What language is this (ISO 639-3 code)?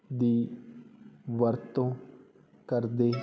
pan